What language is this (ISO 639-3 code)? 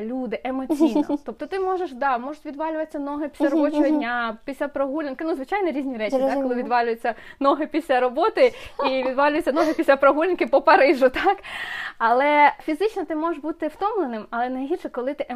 ukr